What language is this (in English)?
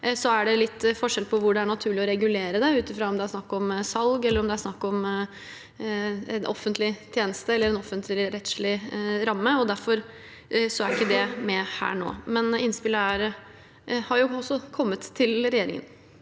Norwegian